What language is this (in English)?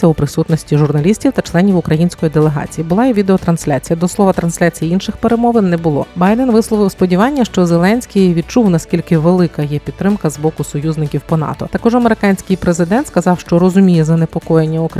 Ukrainian